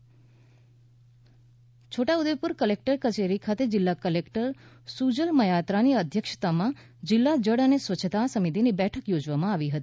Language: Gujarati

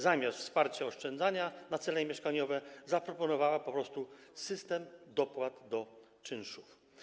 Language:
Polish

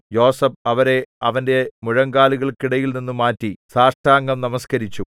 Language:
Malayalam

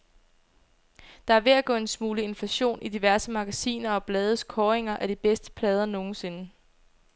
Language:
Danish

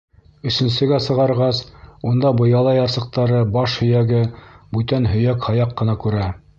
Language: Bashkir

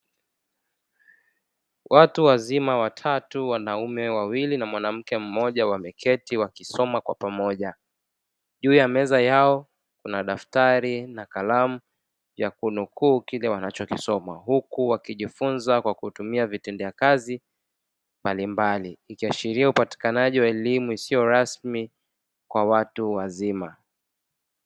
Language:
Swahili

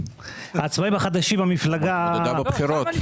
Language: Hebrew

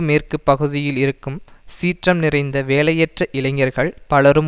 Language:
Tamil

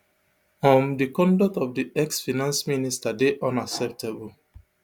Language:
Nigerian Pidgin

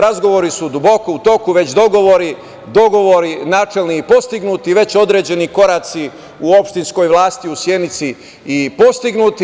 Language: Serbian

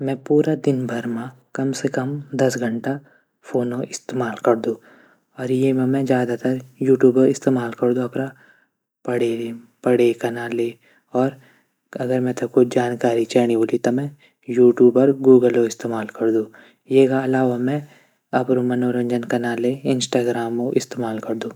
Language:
Garhwali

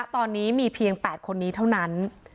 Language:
Thai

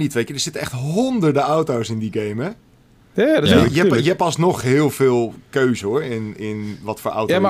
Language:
Dutch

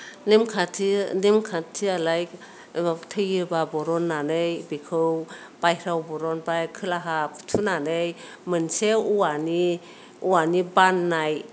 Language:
Bodo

